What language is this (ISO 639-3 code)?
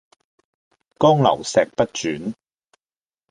yue